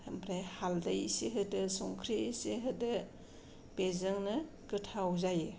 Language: Bodo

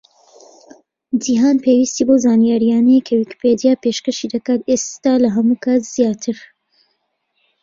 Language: Central Kurdish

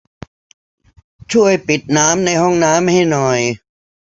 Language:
Thai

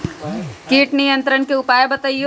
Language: Magahi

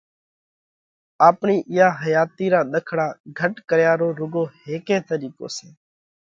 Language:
Parkari Koli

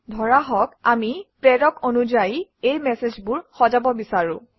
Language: Assamese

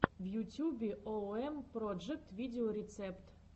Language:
Russian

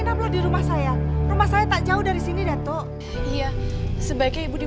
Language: Indonesian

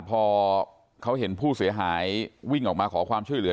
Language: Thai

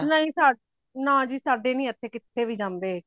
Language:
Punjabi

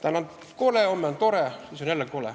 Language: Estonian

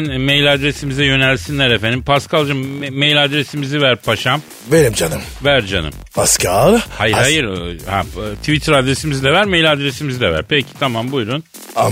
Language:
Turkish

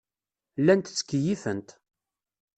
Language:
Kabyle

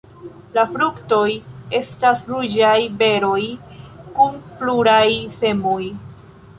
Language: Esperanto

